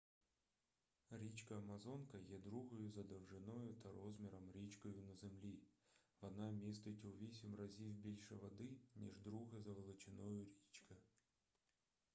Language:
Ukrainian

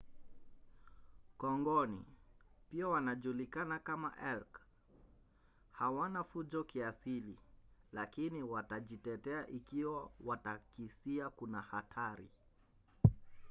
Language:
Swahili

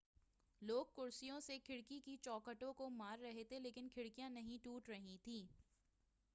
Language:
Urdu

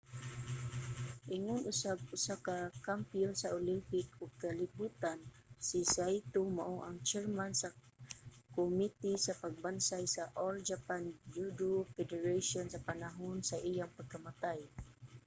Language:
Cebuano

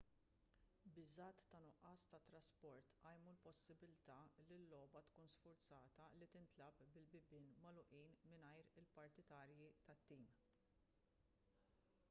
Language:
Maltese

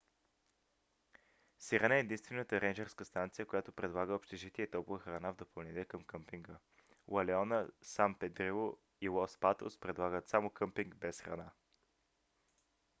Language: Bulgarian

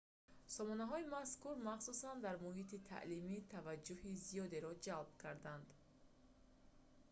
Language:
Tajik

